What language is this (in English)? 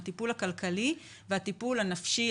Hebrew